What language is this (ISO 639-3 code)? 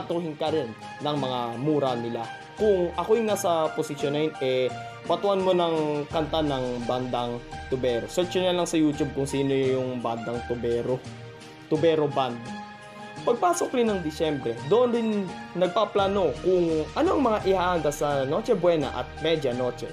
fil